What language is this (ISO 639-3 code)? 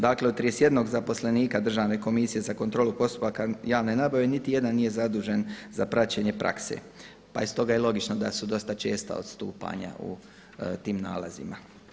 hrv